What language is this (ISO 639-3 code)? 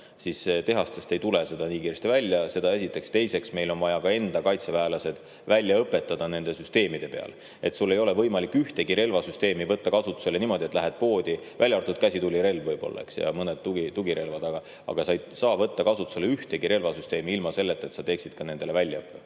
est